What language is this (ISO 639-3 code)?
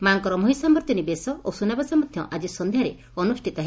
ori